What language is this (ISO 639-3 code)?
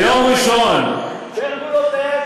heb